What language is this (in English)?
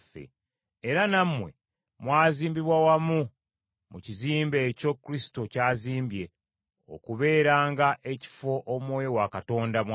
Ganda